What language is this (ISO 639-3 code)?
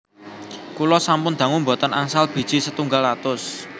jav